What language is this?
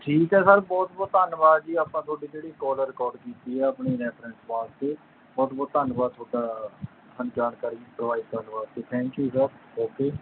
Punjabi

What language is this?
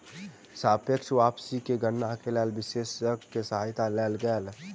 Maithili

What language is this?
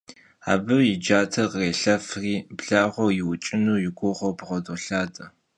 Kabardian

